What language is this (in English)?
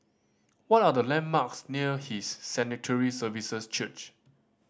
English